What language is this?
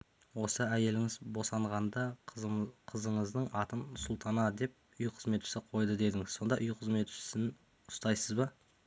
Kazakh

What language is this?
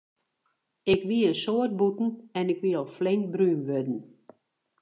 Western Frisian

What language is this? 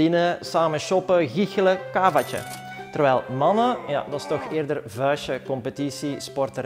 Dutch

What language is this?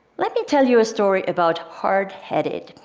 English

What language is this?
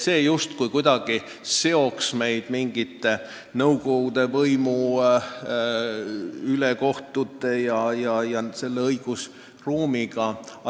Estonian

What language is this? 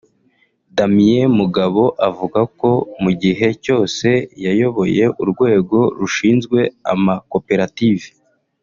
Kinyarwanda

